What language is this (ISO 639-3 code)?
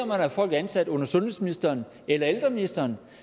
dan